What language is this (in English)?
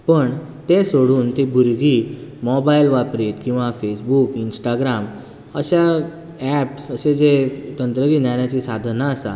Konkani